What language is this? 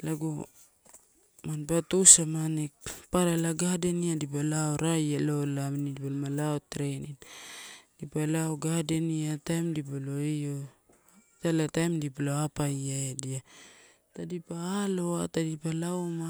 Torau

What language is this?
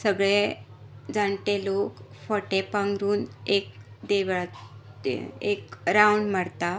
Konkani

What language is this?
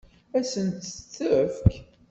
Kabyle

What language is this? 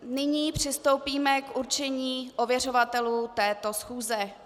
Czech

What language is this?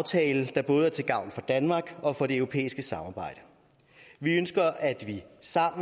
Danish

